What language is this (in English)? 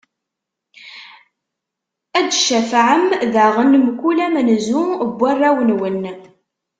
Kabyle